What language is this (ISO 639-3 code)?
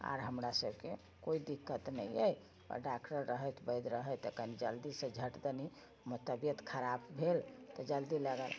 mai